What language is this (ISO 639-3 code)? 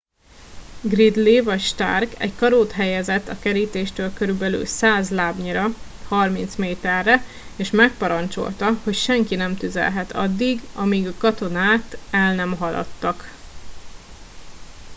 hun